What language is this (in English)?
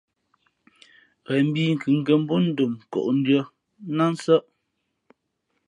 Fe'fe'